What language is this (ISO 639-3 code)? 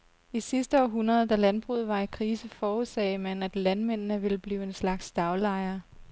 dan